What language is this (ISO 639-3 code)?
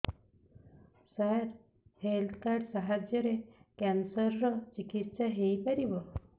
ori